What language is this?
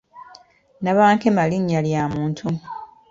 Ganda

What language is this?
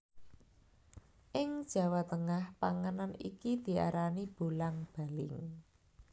Javanese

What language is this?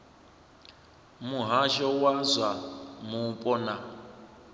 Venda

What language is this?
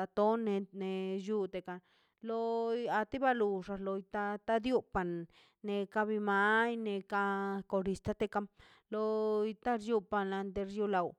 Mazaltepec Zapotec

